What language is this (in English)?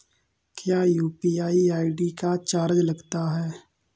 Hindi